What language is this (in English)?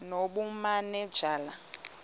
Xhosa